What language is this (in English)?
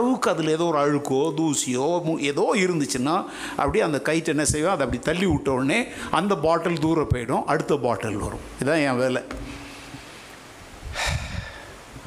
Tamil